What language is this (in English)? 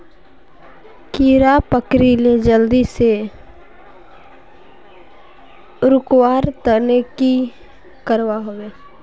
Magahi